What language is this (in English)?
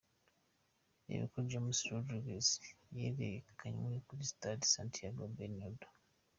Kinyarwanda